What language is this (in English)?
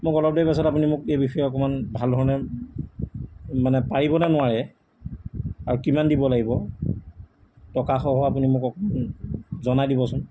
Assamese